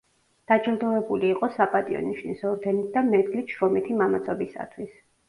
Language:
Georgian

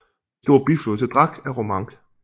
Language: Danish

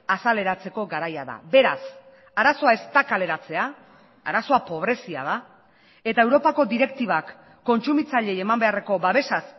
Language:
Basque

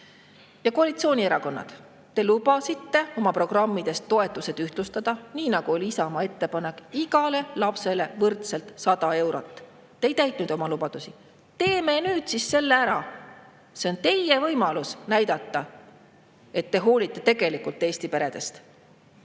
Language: Estonian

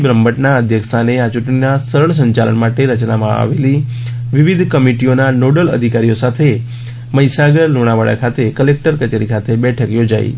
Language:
Gujarati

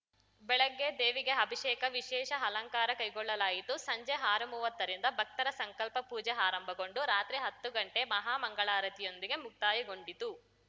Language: Kannada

